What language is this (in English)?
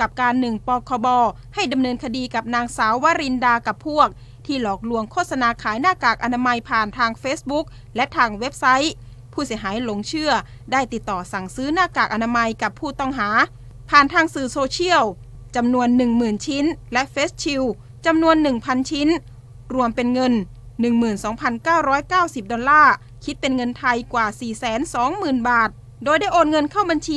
Thai